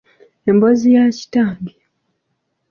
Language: Ganda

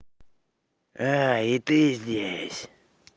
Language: Russian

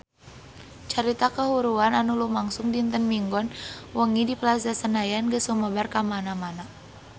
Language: Sundanese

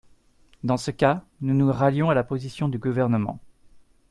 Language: French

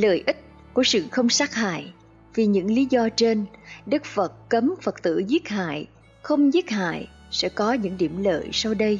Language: Vietnamese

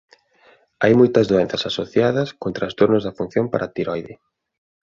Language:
Galician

